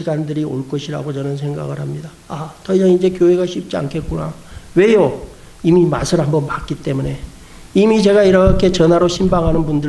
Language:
Korean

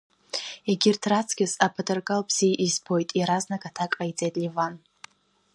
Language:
Abkhazian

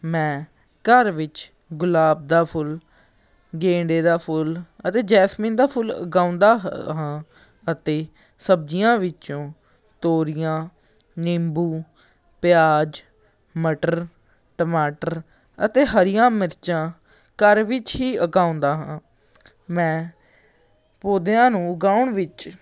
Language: Punjabi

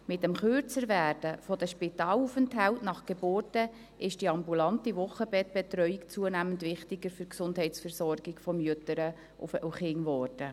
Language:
Swiss German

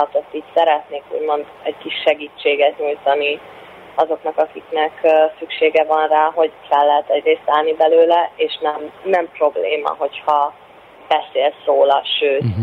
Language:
Hungarian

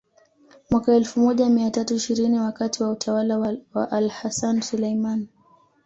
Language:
Swahili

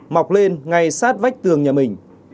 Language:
Vietnamese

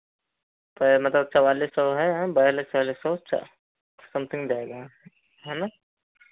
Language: Hindi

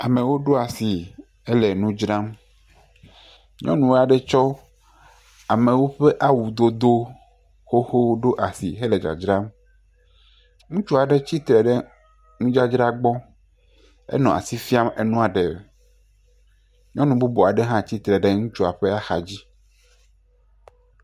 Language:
Ewe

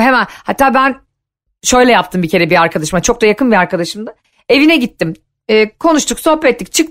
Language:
Turkish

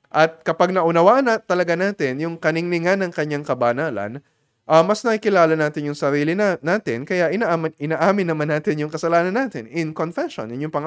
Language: Filipino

